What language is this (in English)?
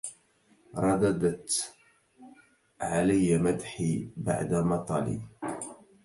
Arabic